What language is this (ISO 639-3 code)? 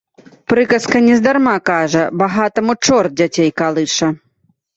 bel